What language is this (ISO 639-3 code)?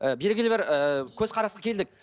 kaz